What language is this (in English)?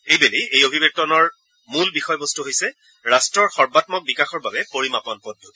Assamese